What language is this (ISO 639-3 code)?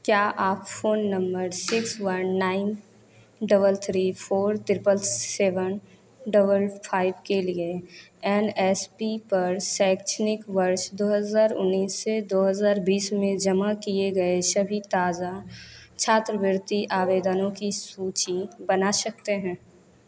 hin